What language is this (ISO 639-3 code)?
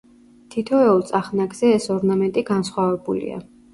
kat